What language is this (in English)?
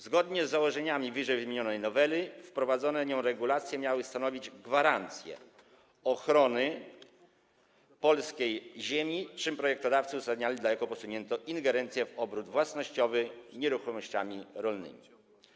Polish